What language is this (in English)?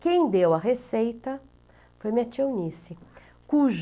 Portuguese